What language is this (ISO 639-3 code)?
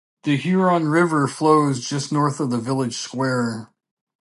eng